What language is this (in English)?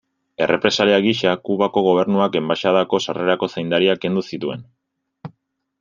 Basque